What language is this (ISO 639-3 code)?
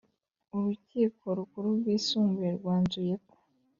kin